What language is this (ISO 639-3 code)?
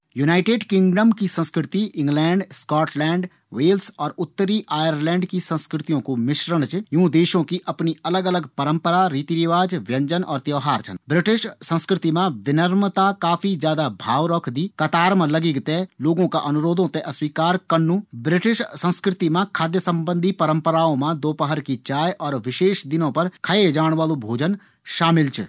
gbm